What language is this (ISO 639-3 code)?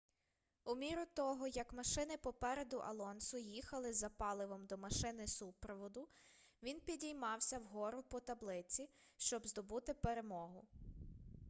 ukr